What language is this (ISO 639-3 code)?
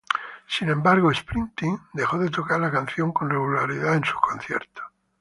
spa